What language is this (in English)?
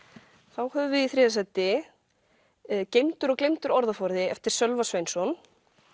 Icelandic